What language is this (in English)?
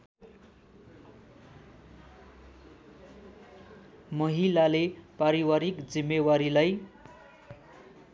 Nepali